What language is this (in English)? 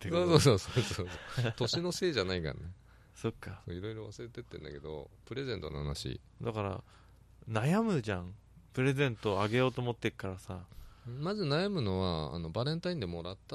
Japanese